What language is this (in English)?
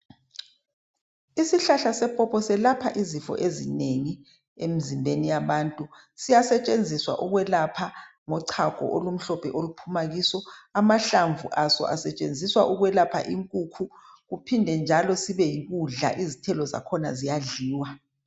North Ndebele